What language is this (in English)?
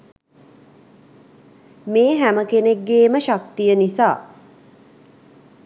Sinhala